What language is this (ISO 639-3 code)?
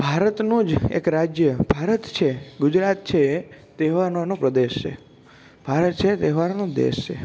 guj